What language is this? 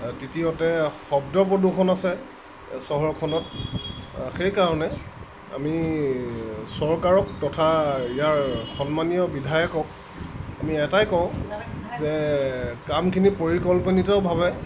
Assamese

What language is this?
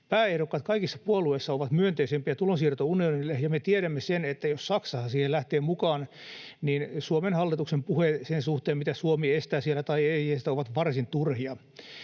Finnish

